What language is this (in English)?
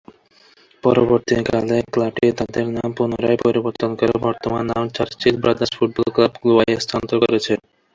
Bangla